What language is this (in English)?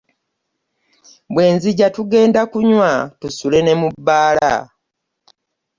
Ganda